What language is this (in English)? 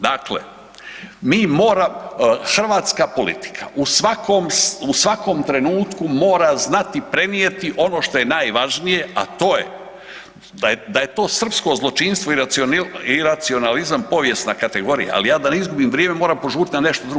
Croatian